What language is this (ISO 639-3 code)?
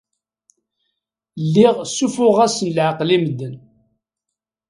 kab